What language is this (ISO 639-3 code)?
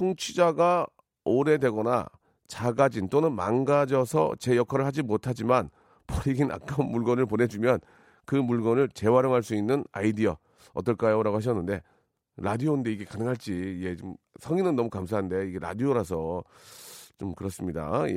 kor